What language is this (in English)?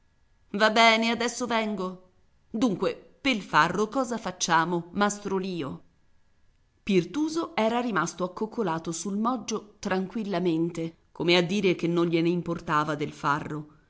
Italian